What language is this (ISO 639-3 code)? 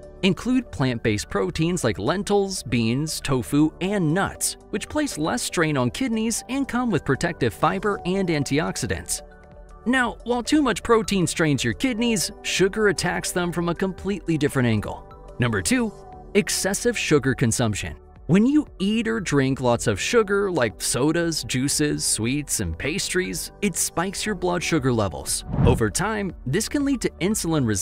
eng